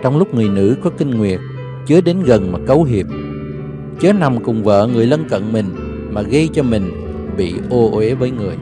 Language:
Vietnamese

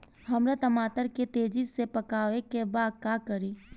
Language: Bhojpuri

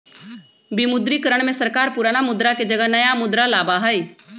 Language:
Magahi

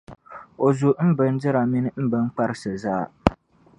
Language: Dagbani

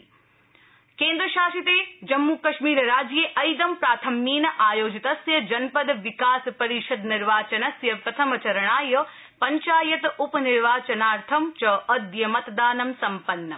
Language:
Sanskrit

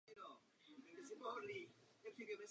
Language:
Czech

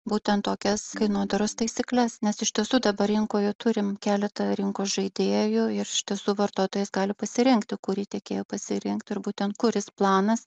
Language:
Lithuanian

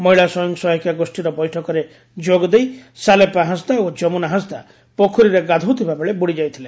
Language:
Odia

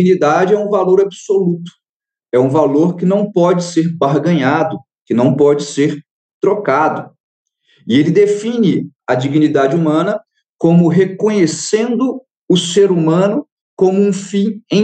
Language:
Portuguese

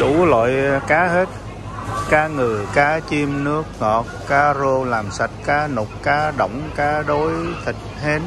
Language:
Vietnamese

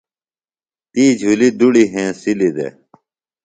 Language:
Phalura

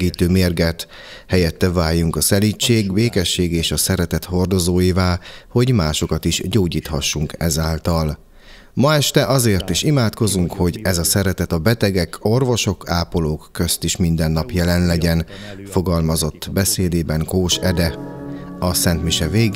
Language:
Hungarian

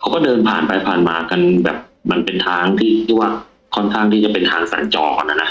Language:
Thai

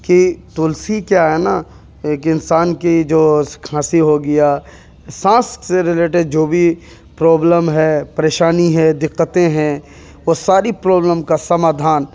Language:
Urdu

